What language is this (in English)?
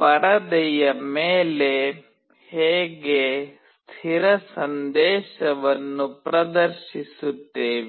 Kannada